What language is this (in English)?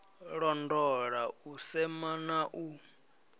Venda